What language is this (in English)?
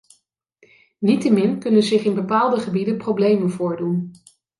Dutch